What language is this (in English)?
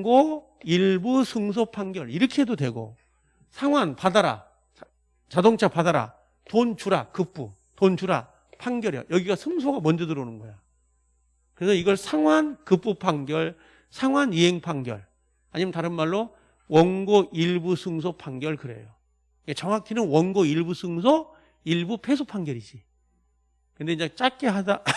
Korean